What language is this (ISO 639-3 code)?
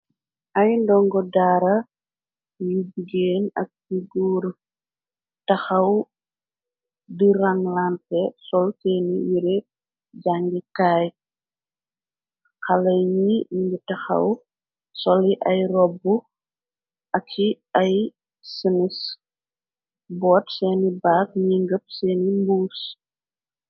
wol